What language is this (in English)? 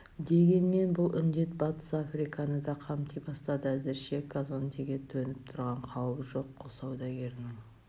Kazakh